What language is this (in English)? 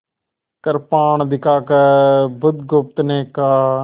Hindi